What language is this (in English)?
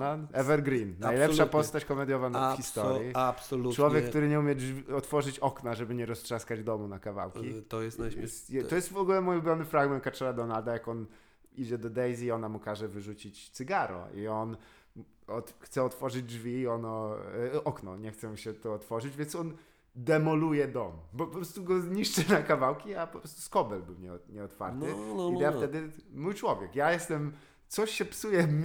Polish